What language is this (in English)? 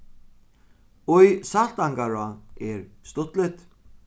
Faroese